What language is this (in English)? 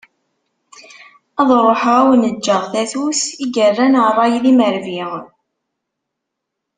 Kabyle